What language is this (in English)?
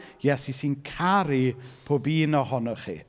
Welsh